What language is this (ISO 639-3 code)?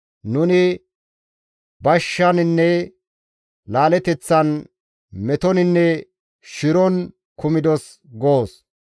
gmv